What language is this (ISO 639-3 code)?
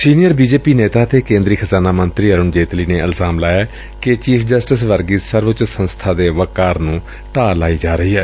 pan